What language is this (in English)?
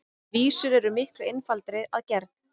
Icelandic